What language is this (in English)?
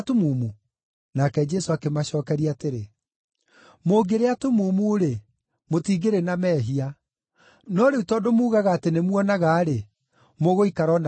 Kikuyu